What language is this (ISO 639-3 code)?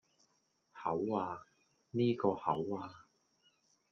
yue